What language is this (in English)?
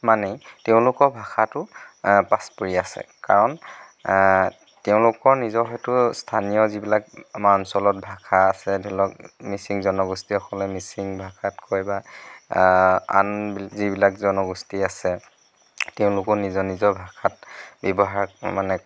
Assamese